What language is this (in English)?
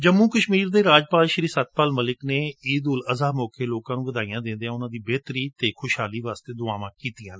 Punjabi